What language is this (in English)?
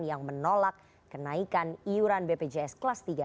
Indonesian